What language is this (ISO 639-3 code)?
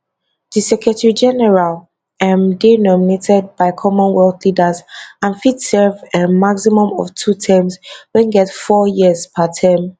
pcm